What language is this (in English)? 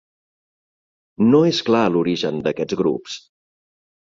Catalan